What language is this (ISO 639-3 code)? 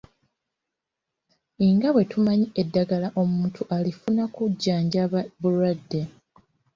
lug